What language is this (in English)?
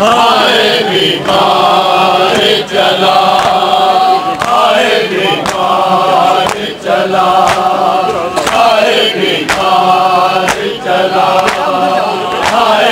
Arabic